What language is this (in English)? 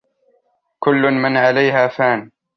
Arabic